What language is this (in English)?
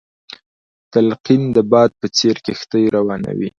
Pashto